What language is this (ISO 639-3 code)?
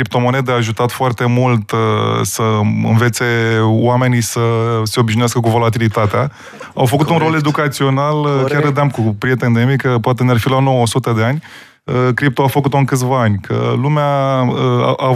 ron